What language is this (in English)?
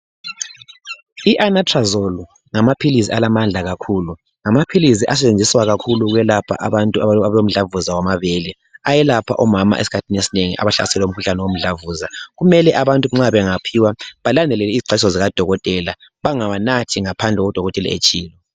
North Ndebele